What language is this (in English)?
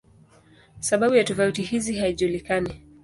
Swahili